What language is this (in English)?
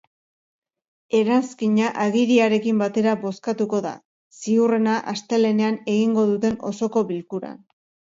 Basque